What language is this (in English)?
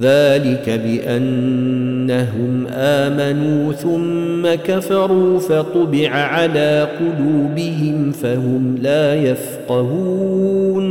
Arabic